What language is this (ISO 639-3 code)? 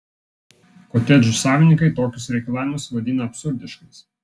lit